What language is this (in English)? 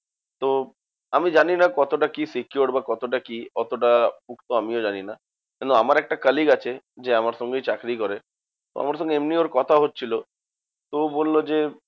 Bangla